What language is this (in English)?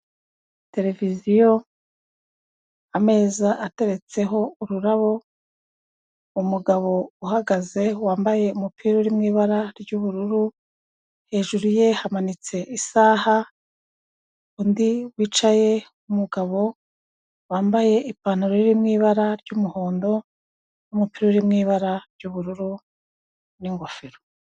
Kinyarwanda